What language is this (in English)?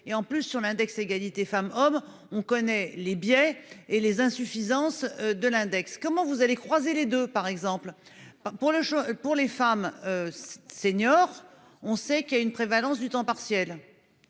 French